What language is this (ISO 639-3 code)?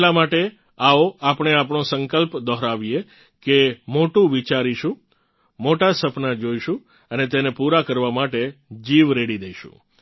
guj